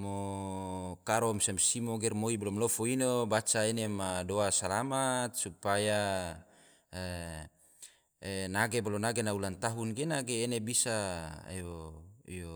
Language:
Tidore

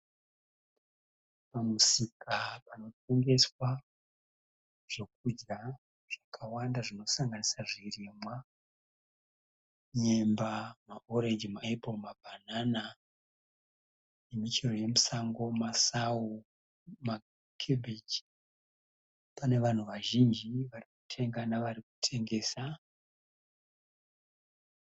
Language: Shona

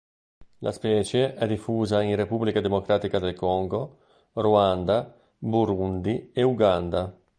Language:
Italian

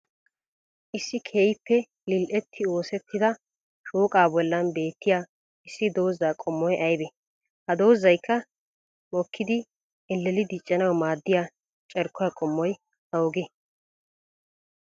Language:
Wolaytta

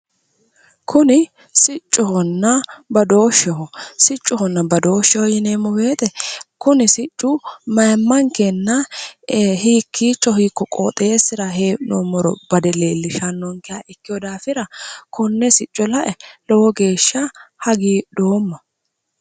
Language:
Sidamo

